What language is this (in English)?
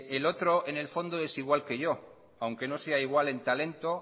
Spanish